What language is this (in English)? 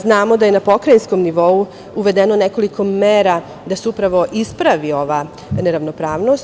Serbian